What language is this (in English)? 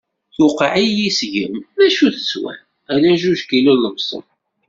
Kabyle